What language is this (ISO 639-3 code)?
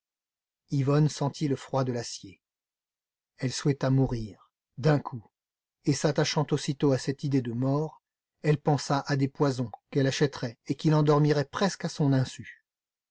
fra